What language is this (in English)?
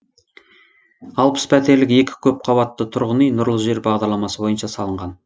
Kazakh